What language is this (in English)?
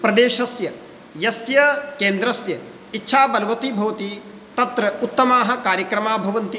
Sanskrit